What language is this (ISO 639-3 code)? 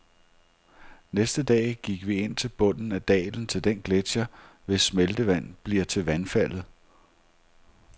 dan